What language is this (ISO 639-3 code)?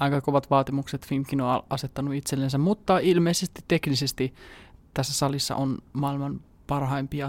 fin